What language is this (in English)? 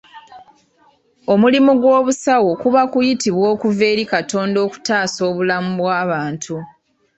Ganda